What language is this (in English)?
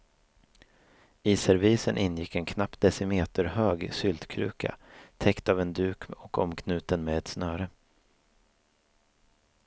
Swedish